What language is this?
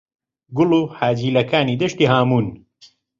Central Kurdish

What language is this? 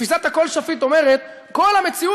Hebrew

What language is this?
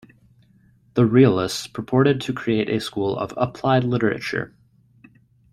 English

